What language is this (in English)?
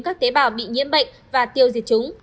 Vietnamese